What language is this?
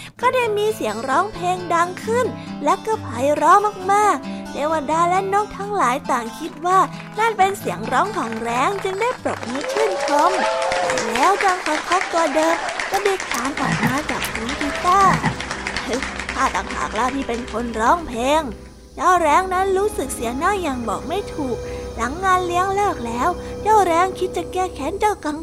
Thai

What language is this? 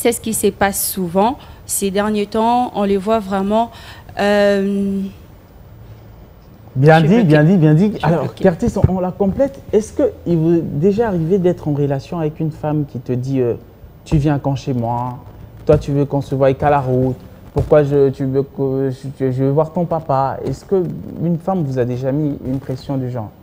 French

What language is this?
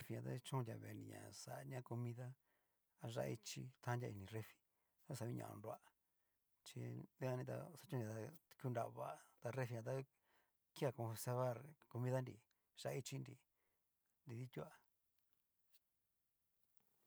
Cacaloxtepec Mixtec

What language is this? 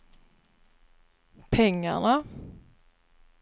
Swedish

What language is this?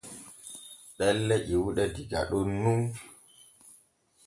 Borgu Fulfulde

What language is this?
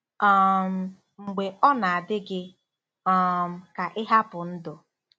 Igbo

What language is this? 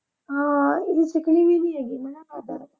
Punjabi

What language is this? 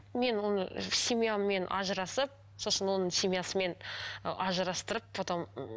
Kazakh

